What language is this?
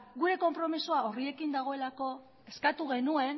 Basque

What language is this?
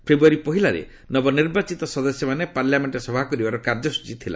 Odia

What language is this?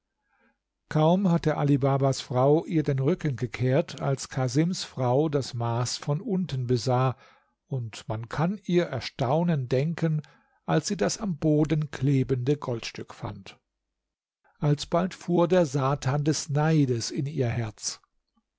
German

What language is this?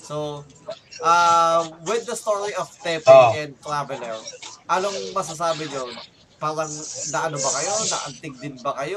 Filipino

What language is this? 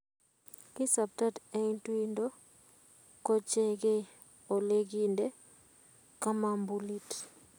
Kalenjin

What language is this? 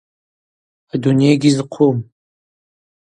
Abaza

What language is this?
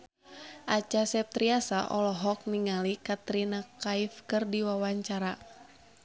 Sundanese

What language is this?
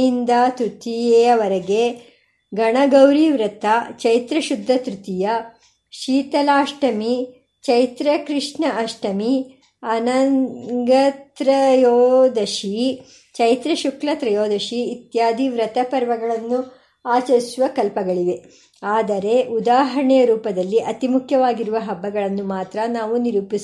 Kannada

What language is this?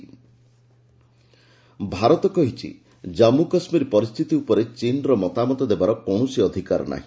Odia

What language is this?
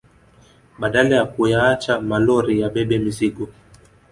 Swahili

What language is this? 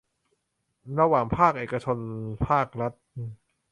Thai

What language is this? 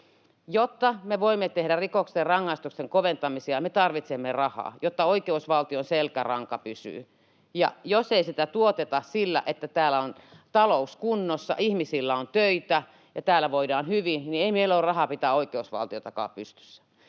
Finnish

